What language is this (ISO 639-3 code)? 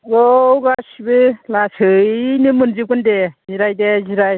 brx